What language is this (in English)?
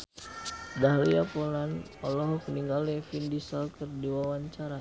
Sundanese